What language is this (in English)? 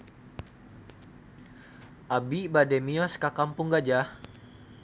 Sundanese